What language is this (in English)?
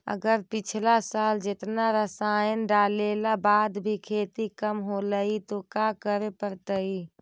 Magahi